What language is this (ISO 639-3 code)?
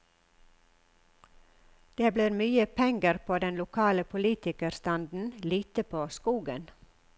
nor